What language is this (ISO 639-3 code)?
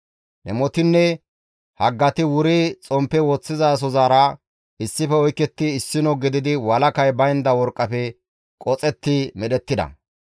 gmv